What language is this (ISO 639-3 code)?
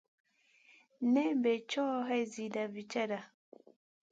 mcn